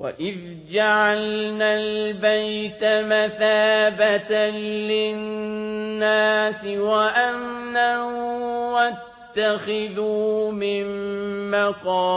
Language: Arabic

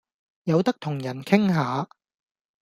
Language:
Cantonese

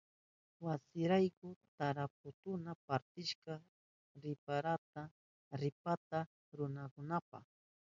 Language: Southern Pastaza Quechua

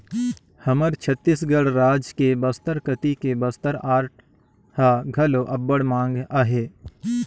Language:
Chhattisgarhi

